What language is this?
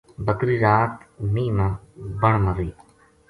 Gujari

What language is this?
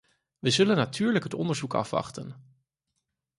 Dutch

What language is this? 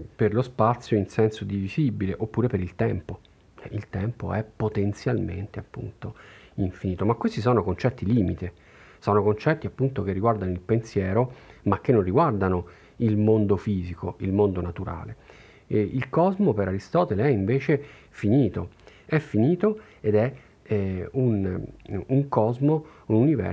Italian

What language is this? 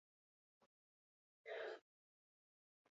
Basque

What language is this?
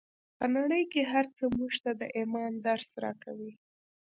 Pashto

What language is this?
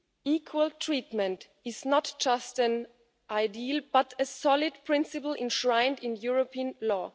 English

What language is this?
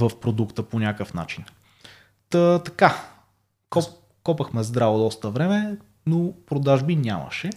Bulgarian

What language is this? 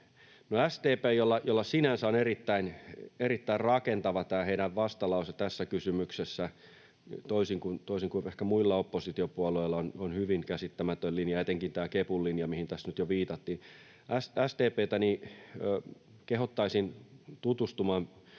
Finnish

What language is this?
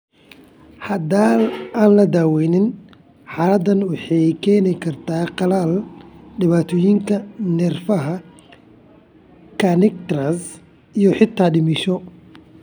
Somali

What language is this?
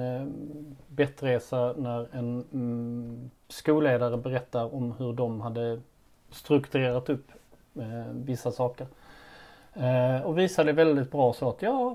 Swedish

